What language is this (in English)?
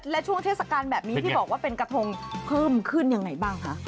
Thai